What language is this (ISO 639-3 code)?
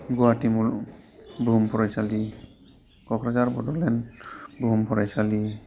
brx